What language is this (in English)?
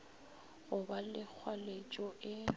Northern Sotho